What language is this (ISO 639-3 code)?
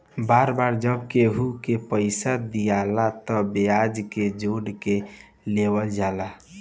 bho